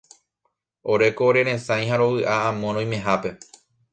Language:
Guarani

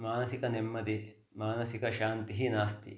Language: Sanskrit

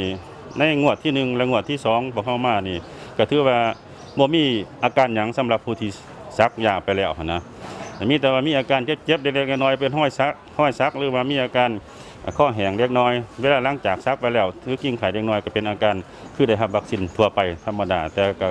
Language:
Thai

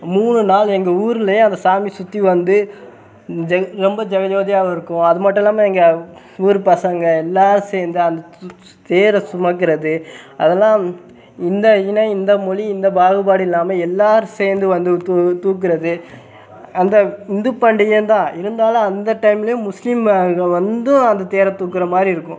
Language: Tamil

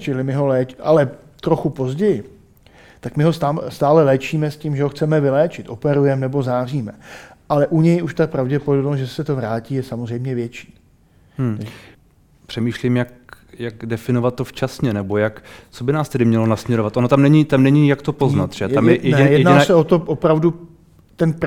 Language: Czech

